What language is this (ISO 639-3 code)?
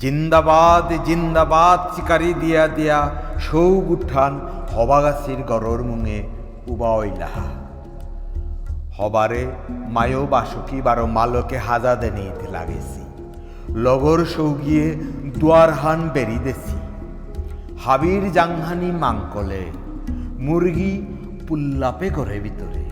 ben